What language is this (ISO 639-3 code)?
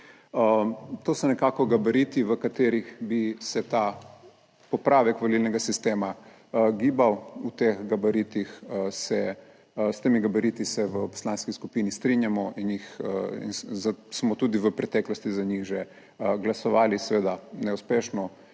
slv